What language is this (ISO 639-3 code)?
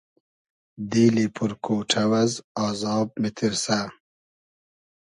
haz